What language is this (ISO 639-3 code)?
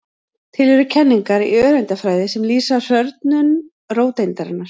isl